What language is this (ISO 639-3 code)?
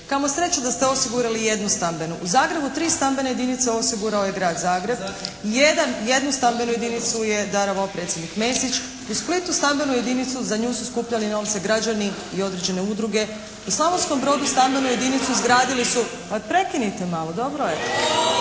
hrv